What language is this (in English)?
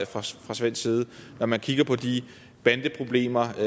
Danish